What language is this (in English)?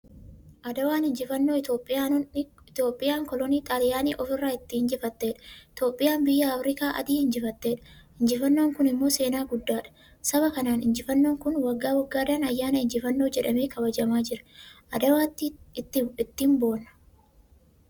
Oromo